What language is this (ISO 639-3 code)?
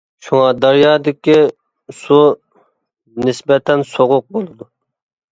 uig